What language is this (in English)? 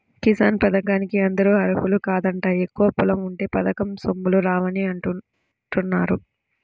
Telugu